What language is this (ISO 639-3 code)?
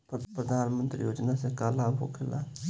bho